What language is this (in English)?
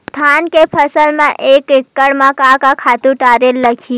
Chhattisgarhi